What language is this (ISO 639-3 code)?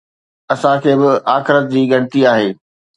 snd